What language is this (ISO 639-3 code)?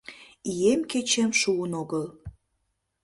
chm